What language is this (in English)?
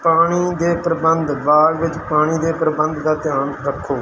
Punjabi